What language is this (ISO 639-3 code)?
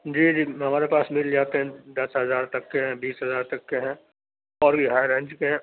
urd